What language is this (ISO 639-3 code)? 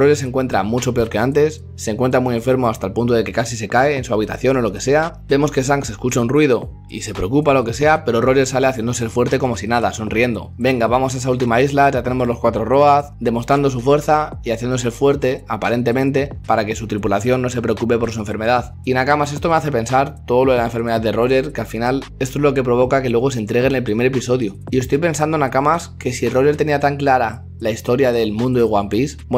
spa